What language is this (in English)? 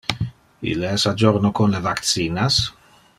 Interlingua